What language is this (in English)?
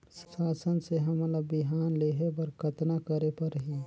Chhattisgarhi